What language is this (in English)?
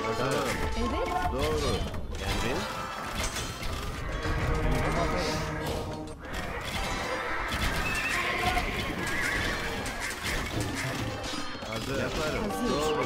Turkish